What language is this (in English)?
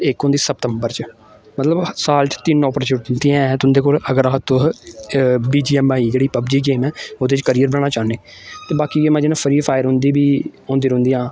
Dogri